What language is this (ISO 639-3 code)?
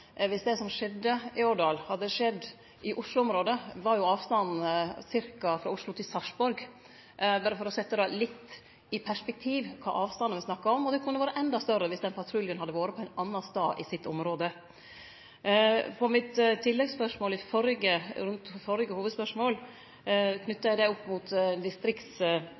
nno